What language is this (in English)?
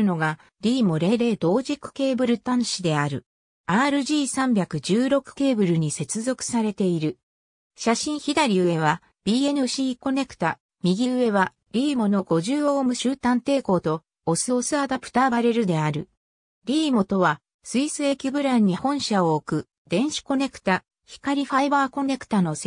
Japanese